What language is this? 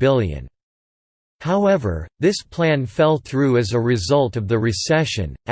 English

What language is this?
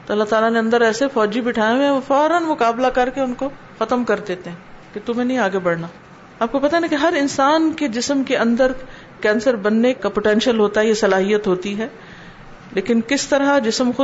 Urdu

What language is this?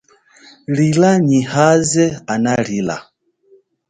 Chokwe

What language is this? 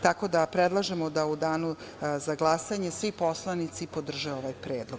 Serbian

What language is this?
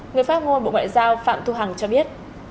Vietnamese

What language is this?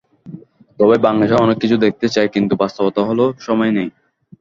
Bangla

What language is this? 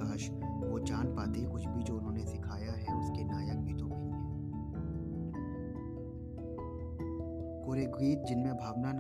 Hindi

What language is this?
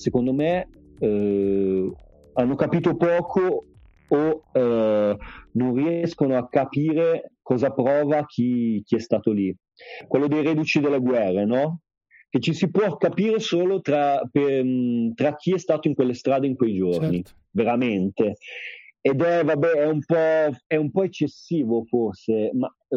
Italian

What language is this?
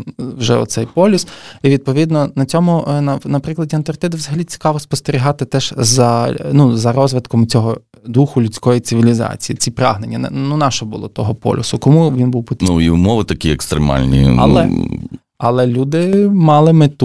Ukrainian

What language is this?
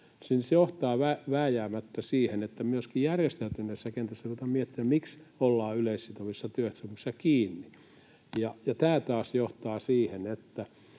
Finnish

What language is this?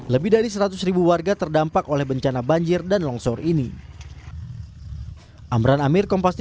Indonesian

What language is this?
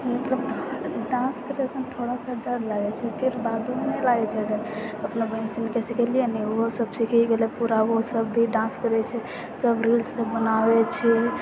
Maithili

